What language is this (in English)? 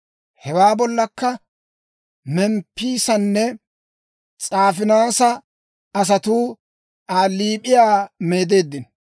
Dawro